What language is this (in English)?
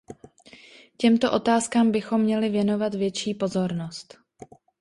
Czech